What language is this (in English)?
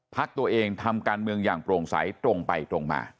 Thai